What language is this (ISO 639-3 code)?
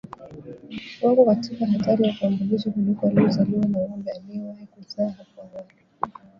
swa